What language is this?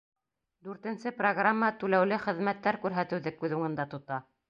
Bashkir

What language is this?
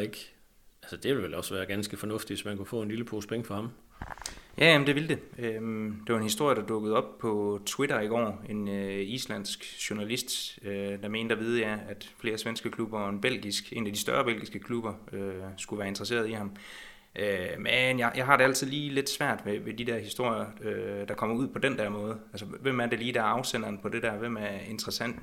Danish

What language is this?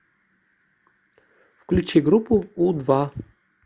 Russian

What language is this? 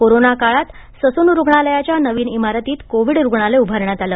Marathi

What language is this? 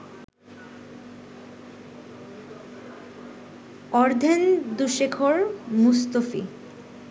Bangla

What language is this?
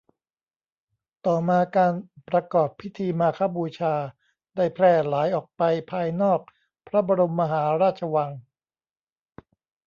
Thai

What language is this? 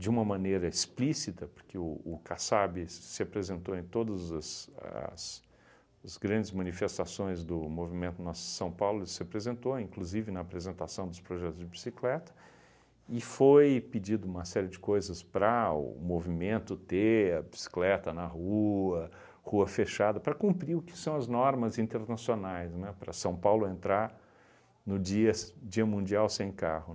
Portuguese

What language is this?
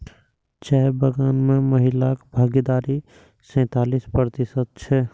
Maithili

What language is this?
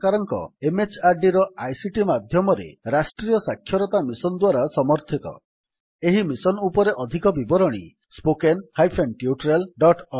Odia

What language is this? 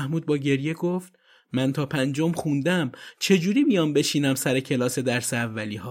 Persian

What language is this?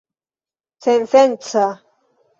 Esperanto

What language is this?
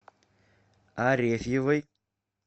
Russian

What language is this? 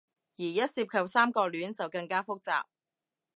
Cantonese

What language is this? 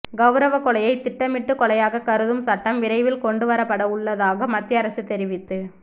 Tamil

